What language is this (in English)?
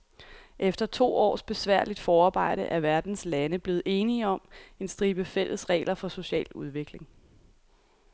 Danish